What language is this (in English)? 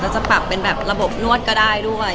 Thai